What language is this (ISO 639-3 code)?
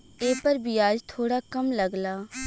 bho